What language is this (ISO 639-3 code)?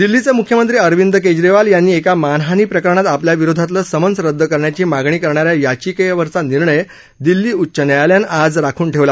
mar